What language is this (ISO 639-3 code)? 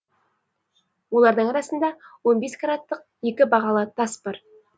kaz